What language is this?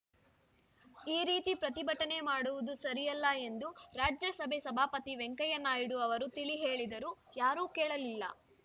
Kannada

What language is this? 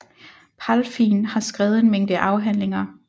Danish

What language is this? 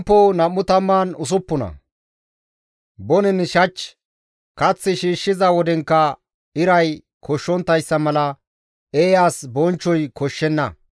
Gamo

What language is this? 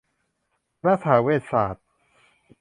Thai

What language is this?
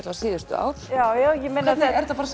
Icelandic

